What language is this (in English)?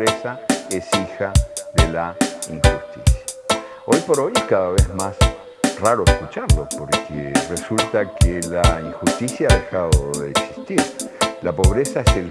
Spanish